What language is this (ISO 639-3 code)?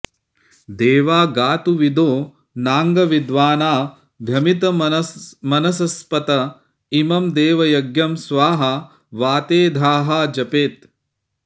san